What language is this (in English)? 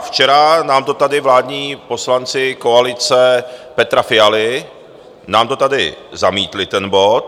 Czech